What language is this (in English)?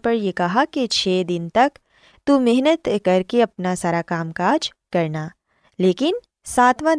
Urdu